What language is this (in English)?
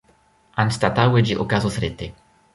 Esperanto